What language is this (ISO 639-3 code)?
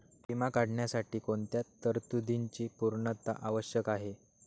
mar